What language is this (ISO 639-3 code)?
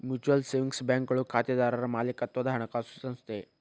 kan